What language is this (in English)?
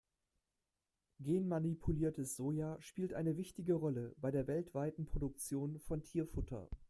German